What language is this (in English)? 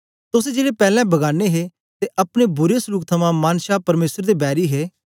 Dogri